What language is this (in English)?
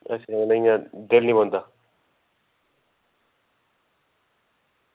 Dogri